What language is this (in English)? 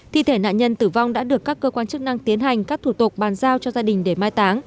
Vietnamese